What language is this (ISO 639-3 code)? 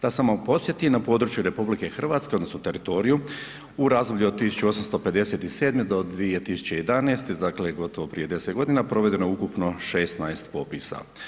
hrv